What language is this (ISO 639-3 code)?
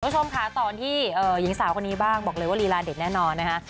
tha